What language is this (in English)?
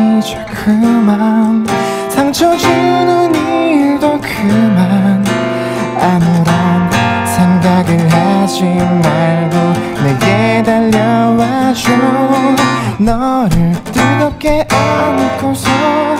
Korean